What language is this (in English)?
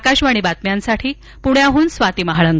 Marathi